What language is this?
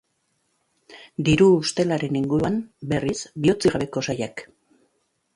Basque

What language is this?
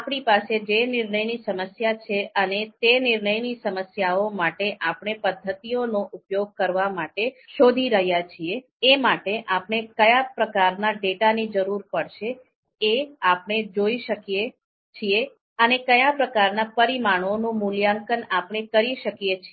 Gujarati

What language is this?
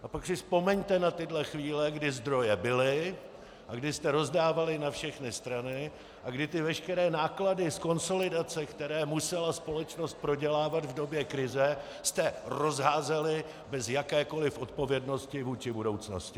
Czech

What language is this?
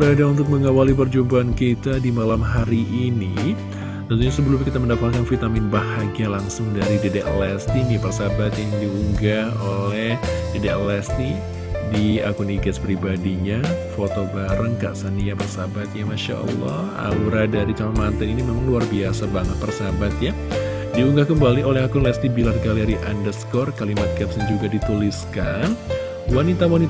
Indonesian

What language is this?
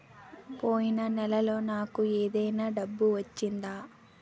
Telugu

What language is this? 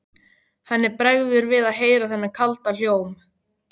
Icelandic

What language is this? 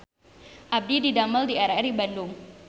Sundanese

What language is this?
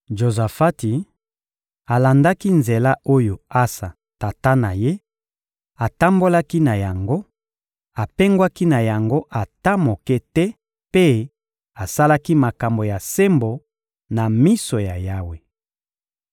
Lingala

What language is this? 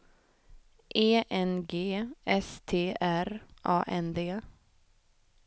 Swedish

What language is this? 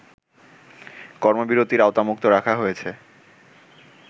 Bangla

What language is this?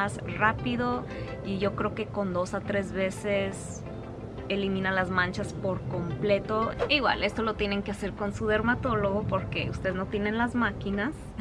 Spanish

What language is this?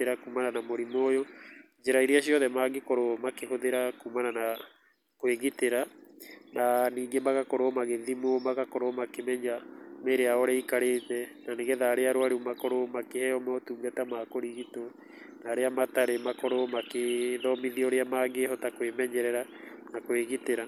Kikuyu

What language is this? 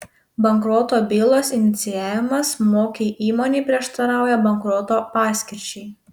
Lithuanian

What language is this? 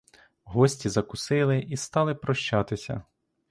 Ukrainian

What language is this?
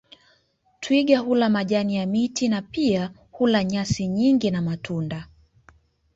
Swahili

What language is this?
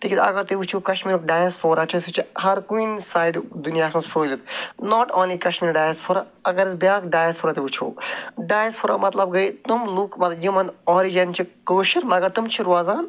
Kashmiri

